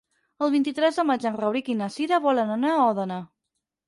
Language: Catalan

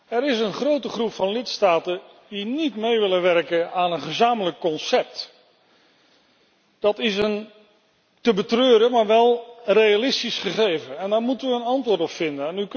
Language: Dutch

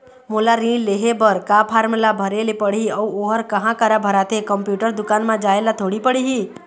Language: Chhattisgarhi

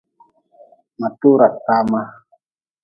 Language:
Nawdm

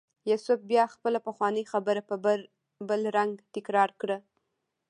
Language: Pashto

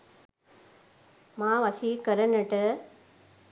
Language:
Sinhala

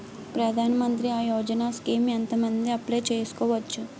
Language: Telugu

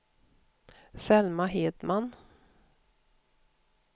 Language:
Swedish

